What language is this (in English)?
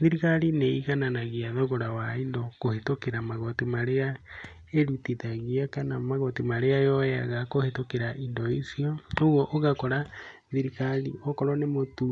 Kikuyu